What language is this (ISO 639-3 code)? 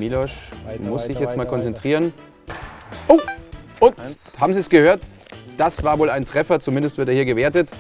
deu